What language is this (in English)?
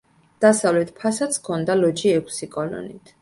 Georgian